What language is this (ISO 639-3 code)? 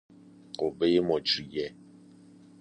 fas